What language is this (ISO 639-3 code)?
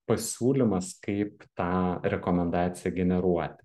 lit